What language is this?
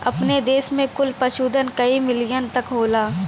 Bhojpuri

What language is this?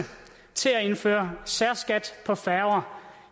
Danish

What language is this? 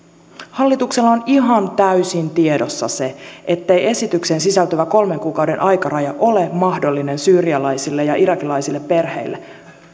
Finnish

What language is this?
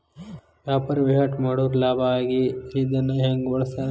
Kannada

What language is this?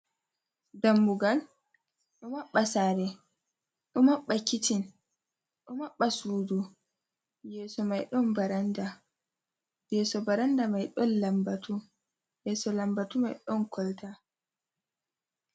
Fula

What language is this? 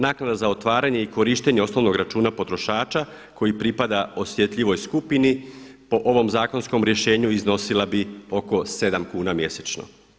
Croatian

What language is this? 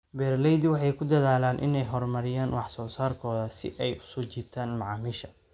Somali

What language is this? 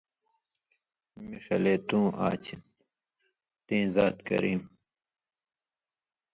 Indus Kohistani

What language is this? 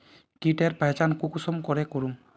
Magahi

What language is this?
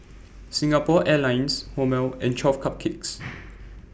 English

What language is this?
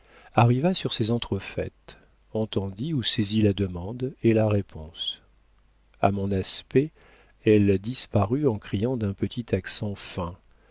French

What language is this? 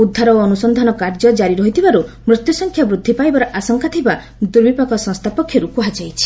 Odia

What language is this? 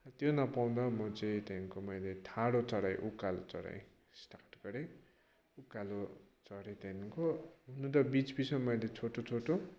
Nepali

